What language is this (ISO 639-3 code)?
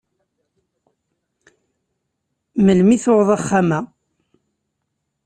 kab